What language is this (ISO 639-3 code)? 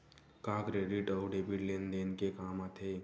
hne